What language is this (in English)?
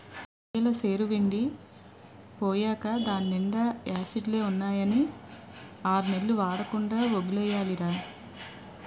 Telugu